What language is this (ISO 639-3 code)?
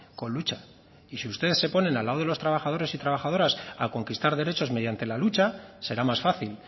spa